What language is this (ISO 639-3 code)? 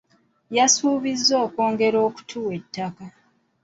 lug